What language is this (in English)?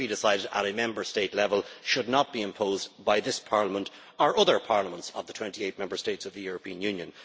English